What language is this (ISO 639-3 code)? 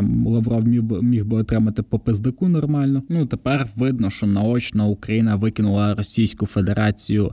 ukr